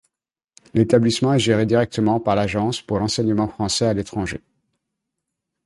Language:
French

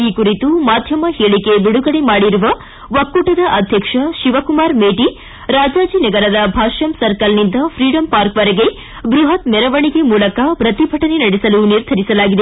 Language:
Kannada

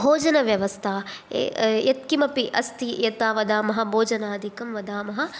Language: Sanskrit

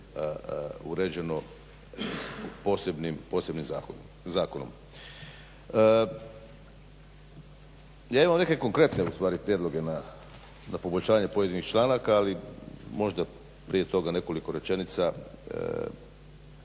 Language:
Croatian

